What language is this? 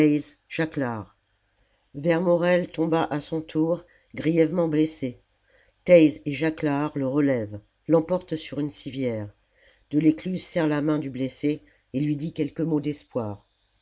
French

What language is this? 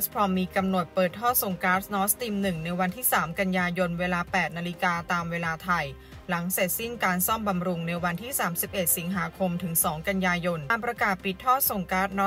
Thai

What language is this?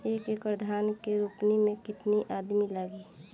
Bhojpuri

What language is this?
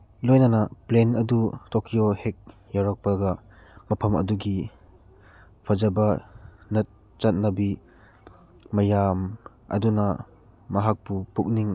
Manipuri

